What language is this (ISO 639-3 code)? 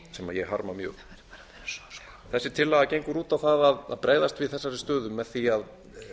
isl